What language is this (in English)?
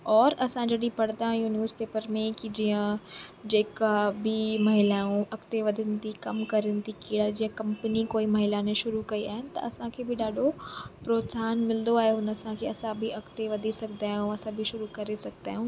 Sindhi